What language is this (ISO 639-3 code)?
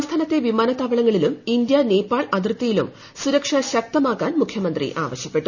mal